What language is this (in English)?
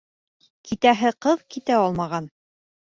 Bashkir